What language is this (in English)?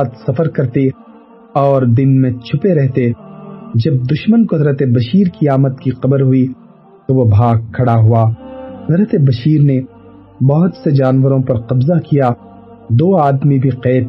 Urdu